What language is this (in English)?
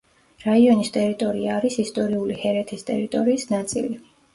Georgian